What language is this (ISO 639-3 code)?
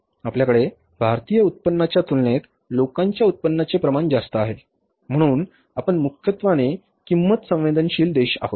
mar